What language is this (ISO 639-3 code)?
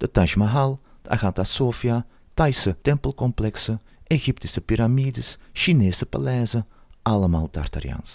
nld